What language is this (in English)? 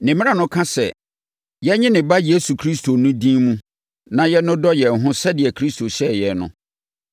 Akan